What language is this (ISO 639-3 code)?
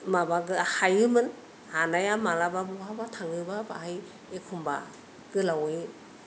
brx